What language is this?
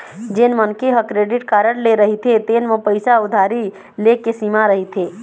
Chhattisgarhi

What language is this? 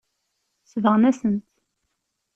Kabyle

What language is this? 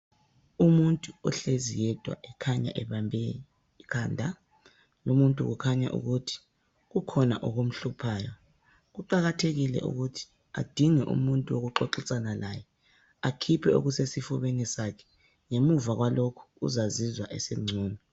North Ndebele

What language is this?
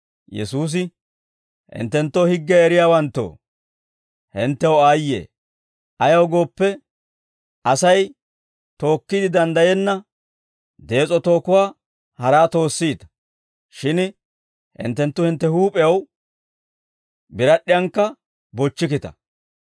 Dawro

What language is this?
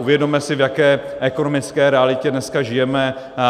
Czech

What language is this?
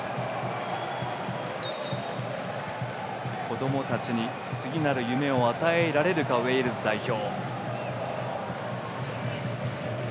Japanese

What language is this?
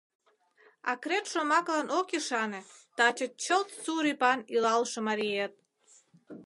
Mari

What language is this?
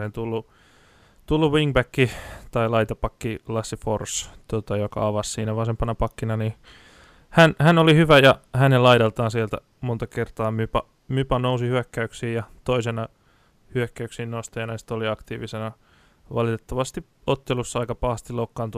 Finnish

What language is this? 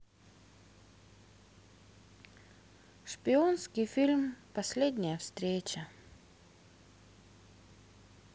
Russian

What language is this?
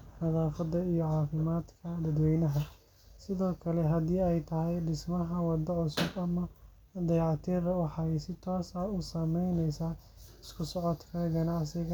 Somali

